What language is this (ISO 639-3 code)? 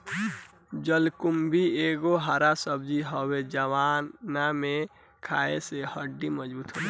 bho